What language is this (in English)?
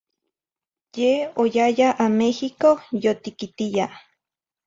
Zacatlán-Ahuacatlán-Tepetzintla Nahuatl